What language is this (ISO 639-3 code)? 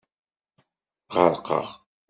kab